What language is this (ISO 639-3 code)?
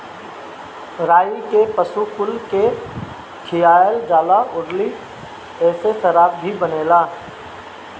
bho